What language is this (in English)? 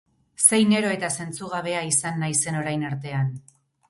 Basque